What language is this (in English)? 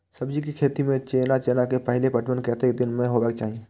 Maithili